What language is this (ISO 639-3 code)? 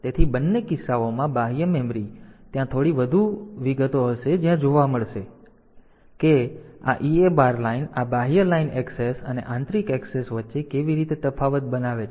guj